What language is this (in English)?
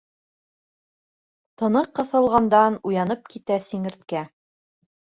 Bashkir